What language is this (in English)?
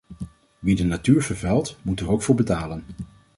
Dutch